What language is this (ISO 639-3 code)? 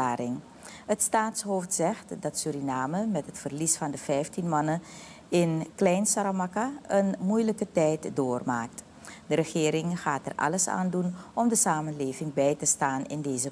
nld